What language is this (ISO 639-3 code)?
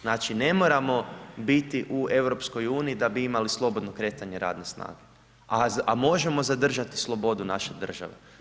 hrv